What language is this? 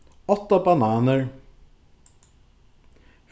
Faroese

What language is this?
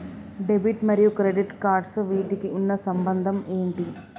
Telugu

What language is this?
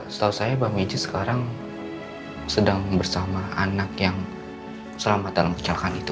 Indonesian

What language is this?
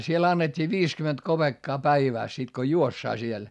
Finnish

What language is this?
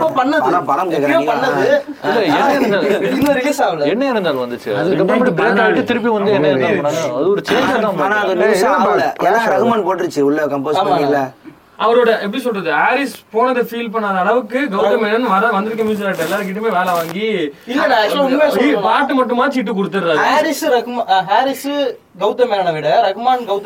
Tamil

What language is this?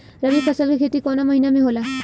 Bhojpuri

